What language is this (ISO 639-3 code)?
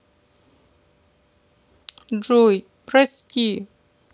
rus